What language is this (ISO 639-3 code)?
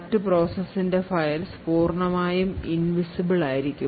mal